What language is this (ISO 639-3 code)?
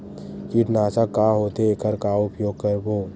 hne